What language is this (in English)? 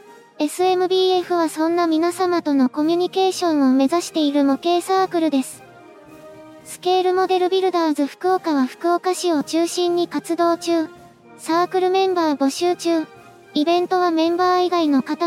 Japanese